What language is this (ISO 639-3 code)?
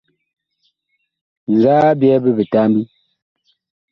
bkh